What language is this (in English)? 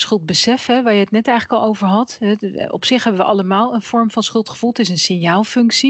Dutch